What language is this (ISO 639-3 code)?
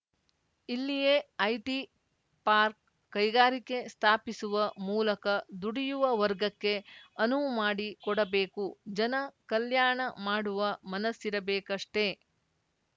kan